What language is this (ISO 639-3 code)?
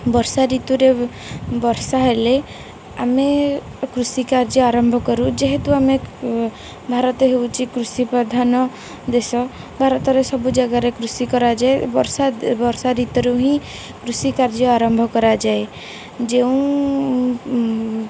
ori